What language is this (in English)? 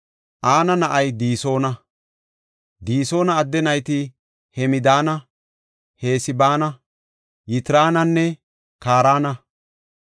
Gofa